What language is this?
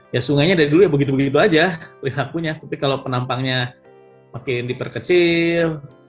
Indonesian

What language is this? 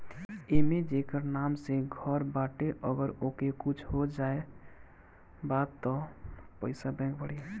Bhojpuri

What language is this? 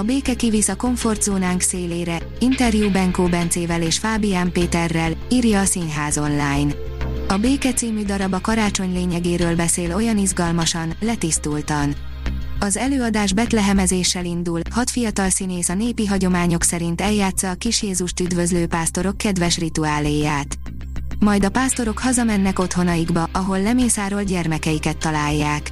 Hungarian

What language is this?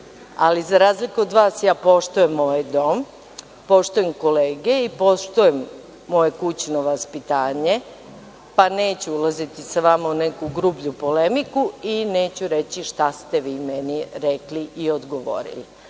Serbian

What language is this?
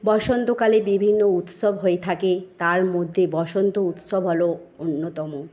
Bangla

